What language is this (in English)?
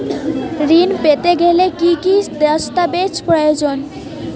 Bangla